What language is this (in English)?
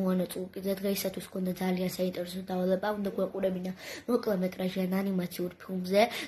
Romanian